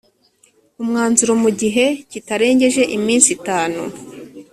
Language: Kinyarwanda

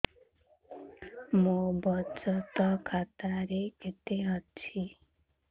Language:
Odia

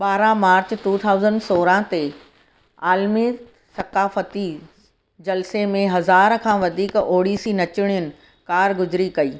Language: Sindhi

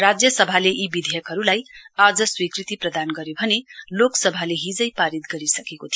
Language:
Nepali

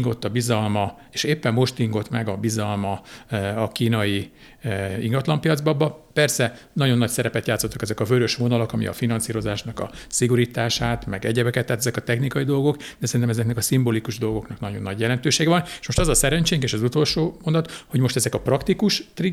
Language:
Hungarian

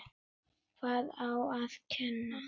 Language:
Icelandic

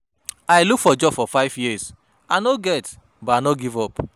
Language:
Nigerian Pidgin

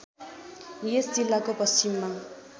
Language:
Nepali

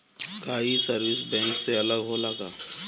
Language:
Bhojpuri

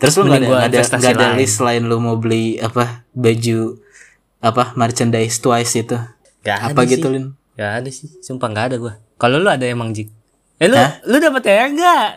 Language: Indonesian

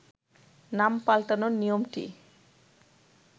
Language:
Bangla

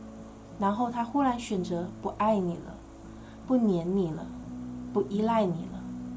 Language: Chinese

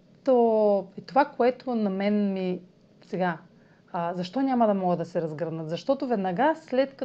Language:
Bulgarian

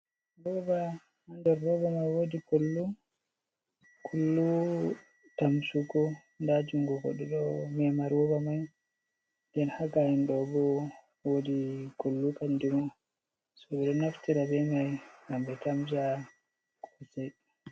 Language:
Fula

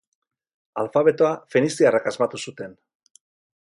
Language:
Basque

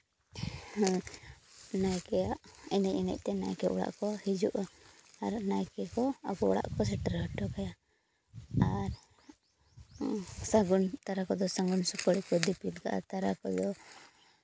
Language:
Santali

